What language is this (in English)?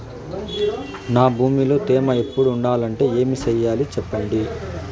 Telugu